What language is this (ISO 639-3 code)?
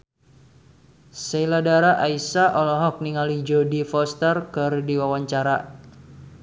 sun